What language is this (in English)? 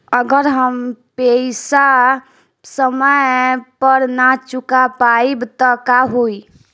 Bhojpuri